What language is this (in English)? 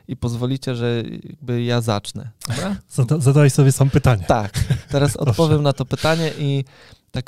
Polish